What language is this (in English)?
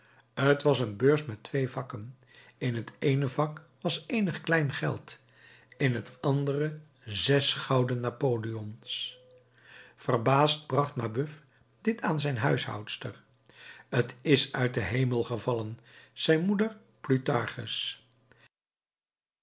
Dutch